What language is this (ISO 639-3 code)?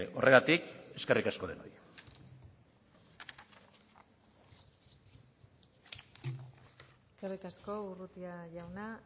eus